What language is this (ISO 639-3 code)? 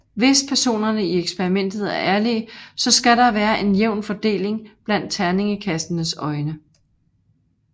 dan